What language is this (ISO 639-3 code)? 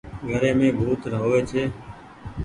gig